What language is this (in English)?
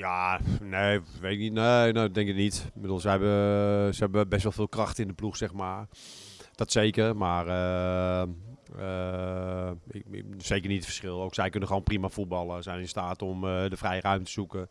Dutch